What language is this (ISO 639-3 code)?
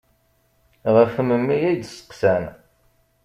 kab